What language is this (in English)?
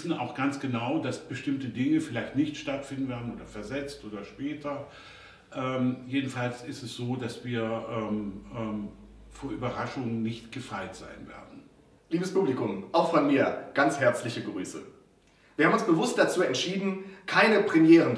German